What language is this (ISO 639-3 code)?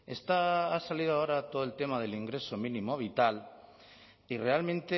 spa